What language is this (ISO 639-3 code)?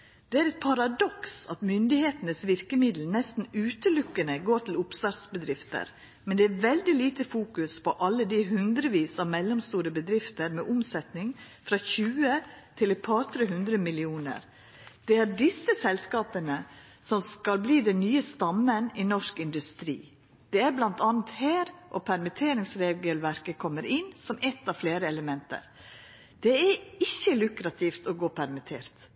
nno